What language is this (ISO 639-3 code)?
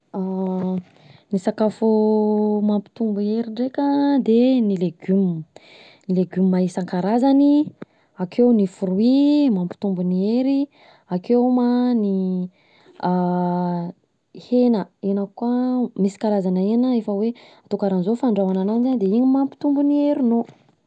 bzc